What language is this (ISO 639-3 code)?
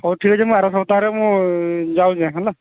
ori